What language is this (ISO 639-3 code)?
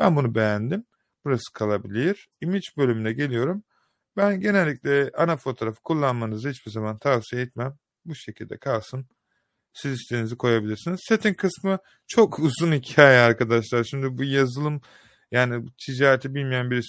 tur